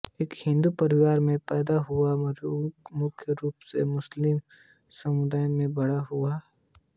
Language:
Hindi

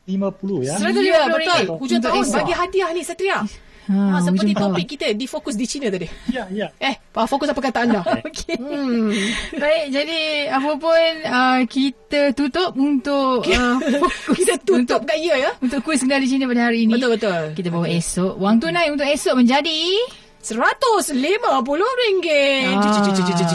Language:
Malay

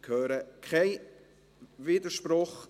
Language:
Swiss German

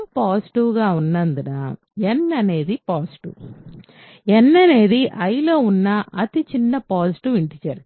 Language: Telugu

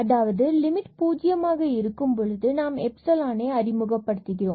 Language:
Tamil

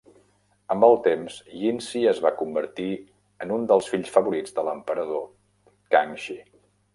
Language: Catalan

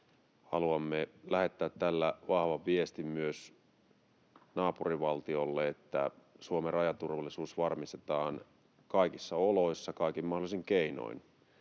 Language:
Finnish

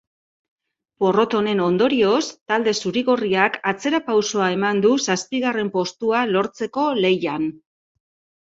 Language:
Basque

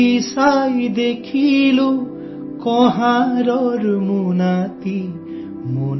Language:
Hindi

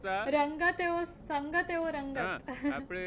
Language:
Gujarati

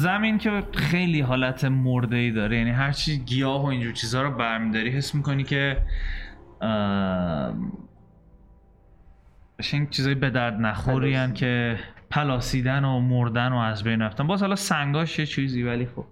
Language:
Persian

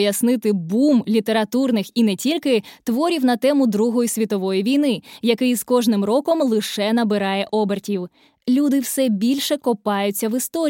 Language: Ukrainian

